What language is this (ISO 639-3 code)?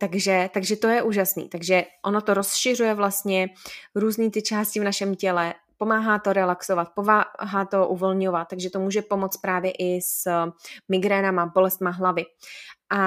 ces